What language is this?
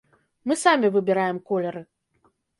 Belarusian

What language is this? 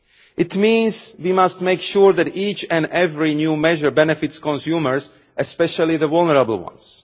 English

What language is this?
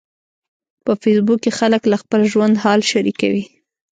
Pashto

